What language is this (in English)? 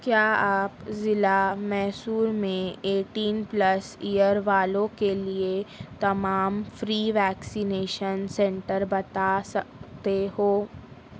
Urdu